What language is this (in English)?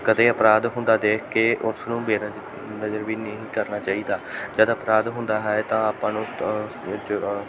Punjabi